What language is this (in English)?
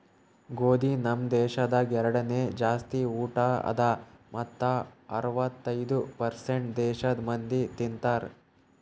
Kannada